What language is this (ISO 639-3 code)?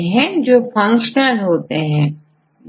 hin